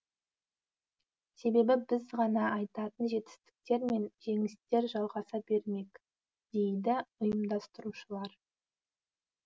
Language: Kazakh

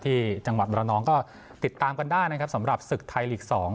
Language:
Thai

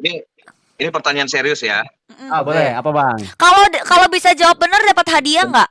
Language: Indonesian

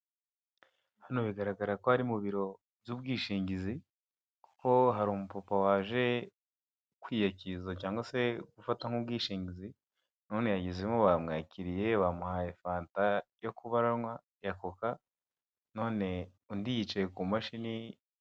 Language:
Kinyarwanda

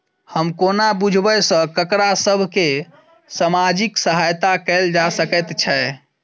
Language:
Maithili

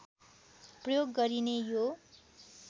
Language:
Nepali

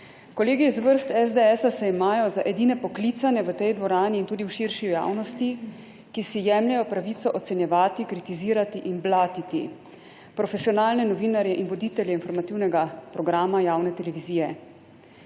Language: Slovenian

